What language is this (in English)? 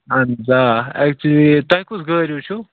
Kashmiri